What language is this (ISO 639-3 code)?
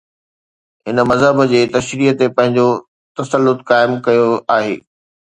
snd